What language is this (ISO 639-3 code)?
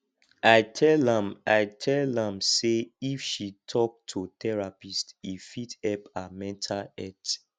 pcm